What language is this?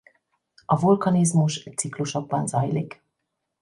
Hungarian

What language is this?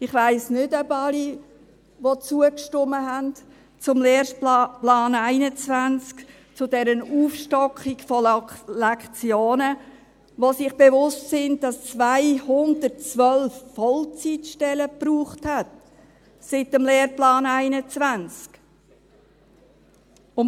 Swiss German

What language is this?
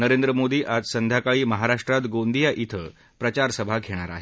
Marathi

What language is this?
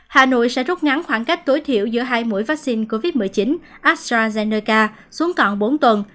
Vietnamese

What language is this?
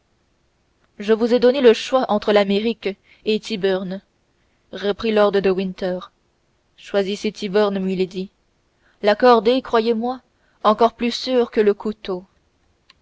French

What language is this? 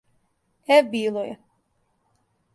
Serbian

